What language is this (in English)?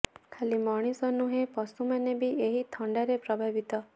Odia